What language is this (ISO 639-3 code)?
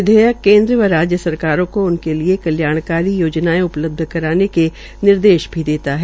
hin